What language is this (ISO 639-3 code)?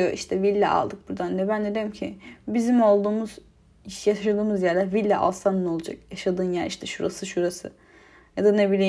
tur